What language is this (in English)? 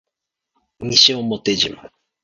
Japanese